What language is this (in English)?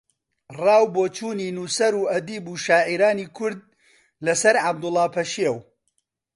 Central Kurdish